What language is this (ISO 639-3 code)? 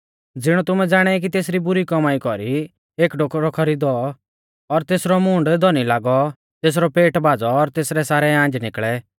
bfz